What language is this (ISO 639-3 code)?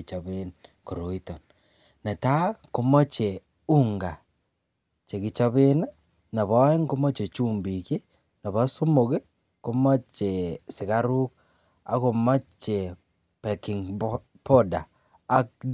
kln